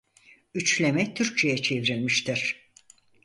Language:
Turkish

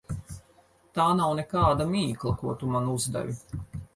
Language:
Latvian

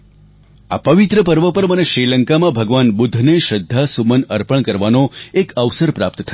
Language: Gujarati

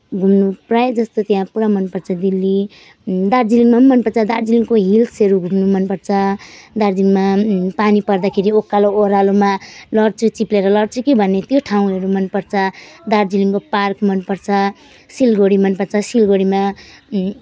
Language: Nepali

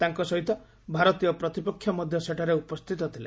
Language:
Odia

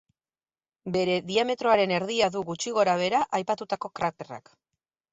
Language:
Basque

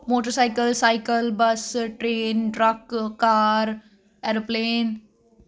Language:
Punjabi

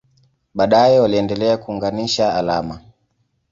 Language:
Swahili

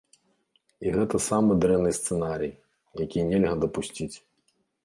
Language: Belarusian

